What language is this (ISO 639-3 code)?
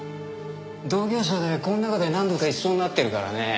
jpn